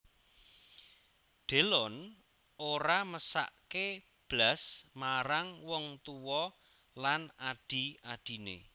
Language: Javanese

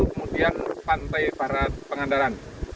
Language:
Indonesian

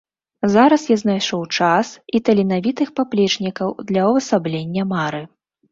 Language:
Belarusian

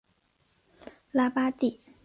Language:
Chinese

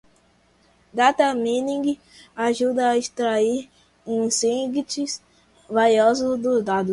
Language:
Portuguese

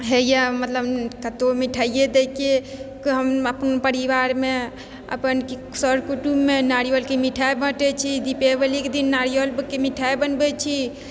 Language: Maithili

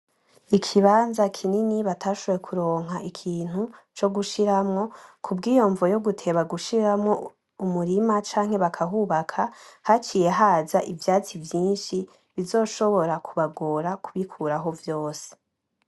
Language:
Rundi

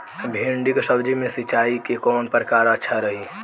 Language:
Bhojpuri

